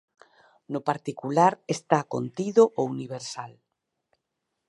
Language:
Galician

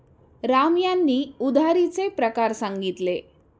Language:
Marathi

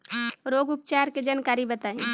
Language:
Bhojpuri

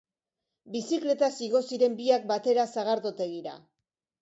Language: Basque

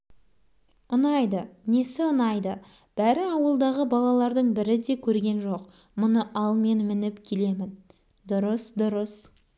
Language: Kazakh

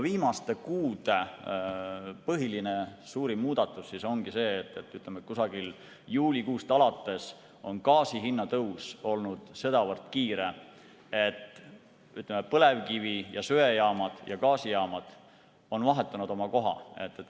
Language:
Estonian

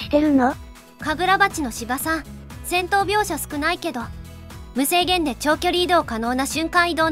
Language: Japanese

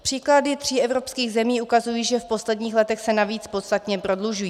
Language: Czech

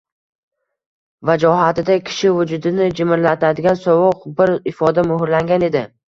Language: Uzbek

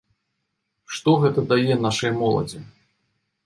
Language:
Belarusian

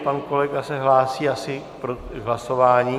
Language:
Czech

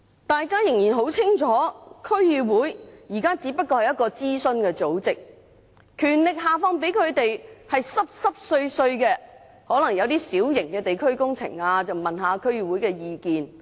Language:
Cantonese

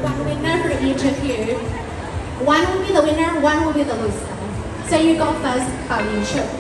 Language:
Thai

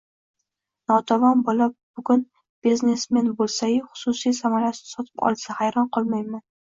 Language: Uzbek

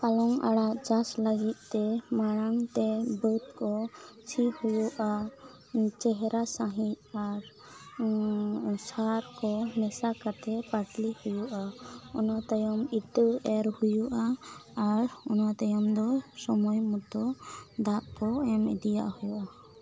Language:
Santali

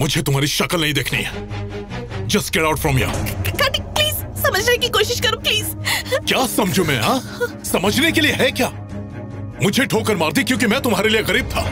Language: Hindi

